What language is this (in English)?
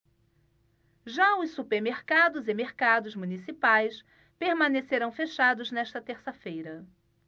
Portuguese